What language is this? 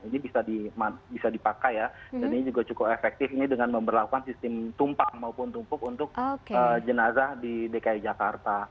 Indonesian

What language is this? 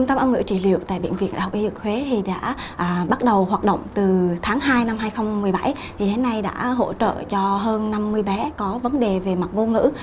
Vietnamese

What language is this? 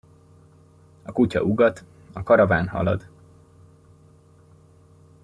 Hungarian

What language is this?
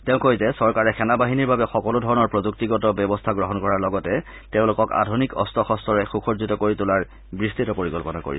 Assamese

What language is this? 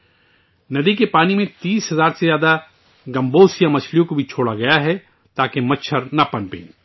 Urdu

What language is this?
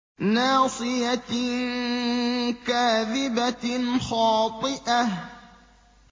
Arabic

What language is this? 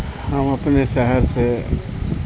Urdu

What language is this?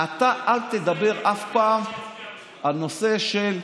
Hebrew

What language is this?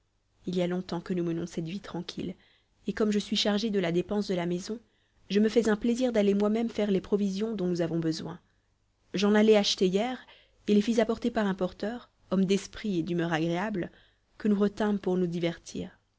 French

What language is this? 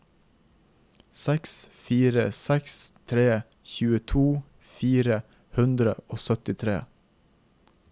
Norwegian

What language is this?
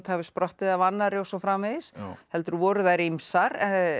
Icelandic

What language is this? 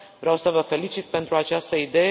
Romanian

